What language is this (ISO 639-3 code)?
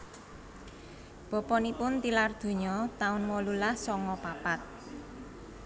jav